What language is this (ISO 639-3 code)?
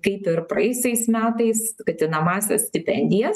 lit